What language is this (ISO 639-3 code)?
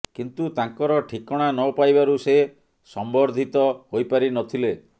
ori